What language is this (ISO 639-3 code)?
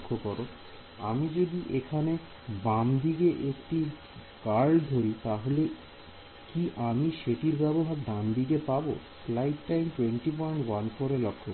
ben